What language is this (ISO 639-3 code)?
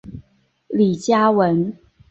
zho